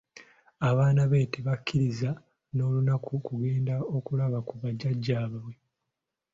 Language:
Ganda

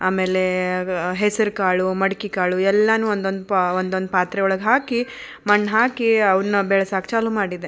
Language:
Kannada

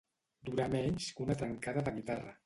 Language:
Catalan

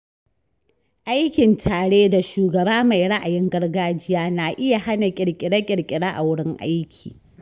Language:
Hausa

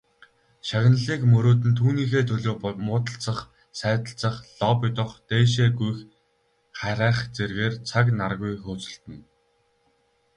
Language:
Mongolian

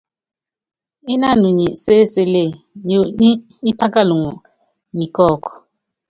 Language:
Yangben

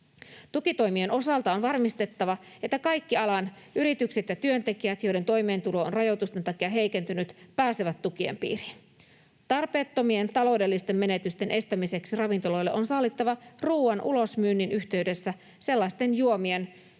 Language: Finnish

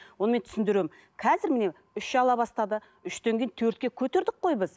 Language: Kazakh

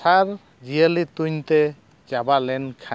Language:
Santali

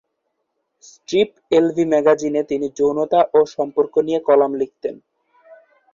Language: Bangla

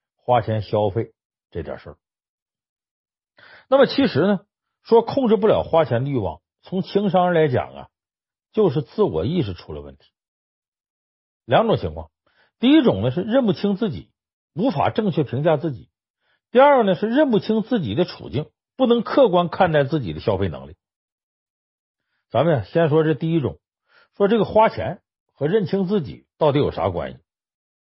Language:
Chinese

